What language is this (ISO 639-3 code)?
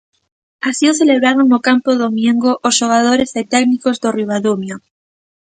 glg